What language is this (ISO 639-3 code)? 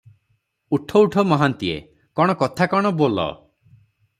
ori